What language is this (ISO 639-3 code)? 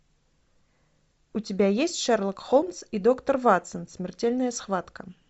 rus